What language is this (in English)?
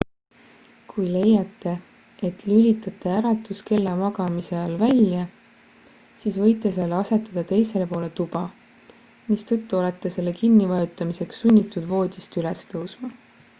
Estonian